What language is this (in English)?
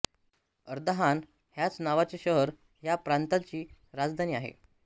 Marathi